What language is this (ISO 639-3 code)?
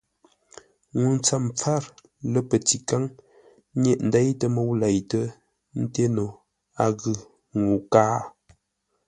nla